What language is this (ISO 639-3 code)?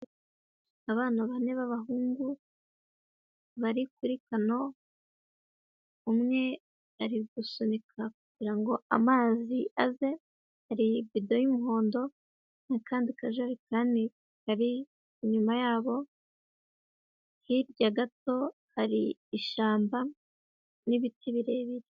kin